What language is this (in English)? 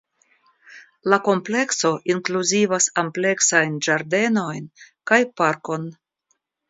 Esperanto